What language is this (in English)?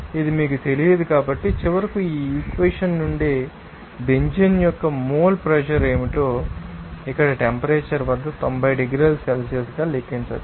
Telugu